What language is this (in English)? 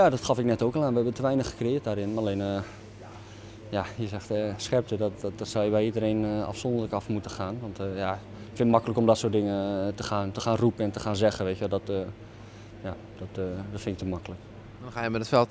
Dutch